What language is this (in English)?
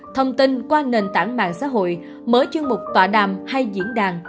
Vietnamese